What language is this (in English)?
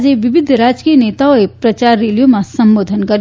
Gujarati